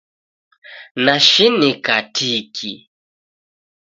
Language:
Taita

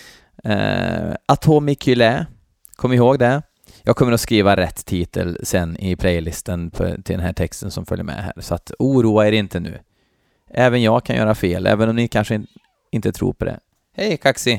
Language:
Swedish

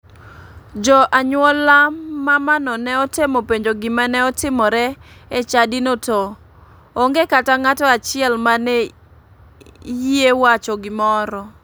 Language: Luo (Kenya and Tanzania)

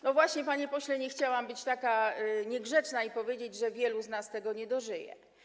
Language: Polish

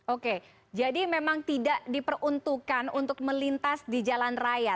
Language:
Indonesian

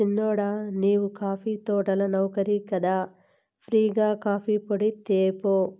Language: Telugu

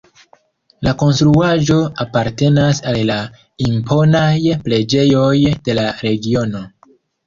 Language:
Esperanto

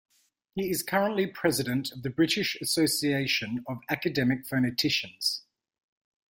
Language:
English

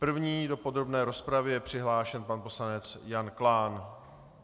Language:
Czech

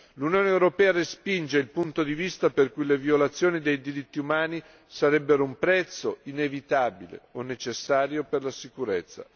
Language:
Italian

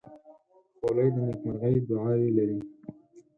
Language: Pashto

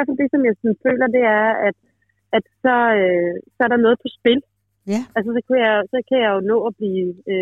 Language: Danish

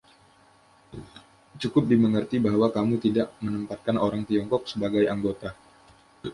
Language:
Indonesian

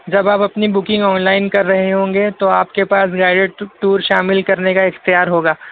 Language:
Urdu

